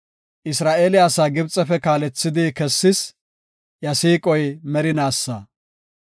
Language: Gofa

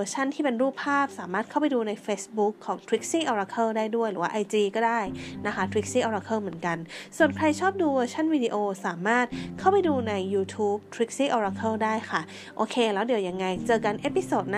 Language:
Thai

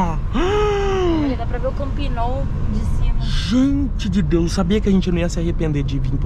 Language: Portuguese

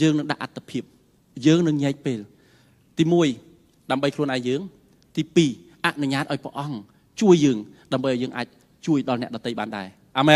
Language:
Thai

